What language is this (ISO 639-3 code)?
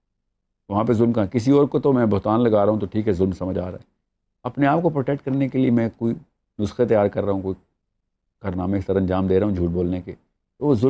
urd